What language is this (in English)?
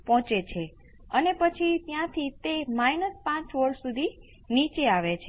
Gujarati